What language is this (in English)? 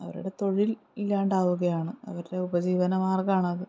Malayalam